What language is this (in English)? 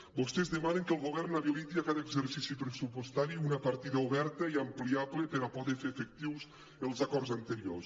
Catalan